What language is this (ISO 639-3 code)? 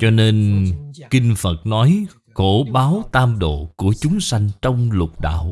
vie